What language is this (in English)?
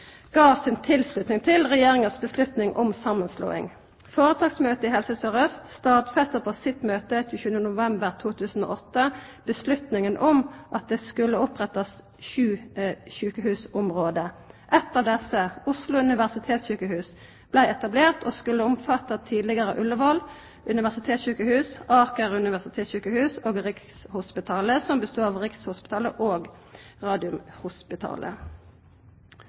Norwegian Nynorsk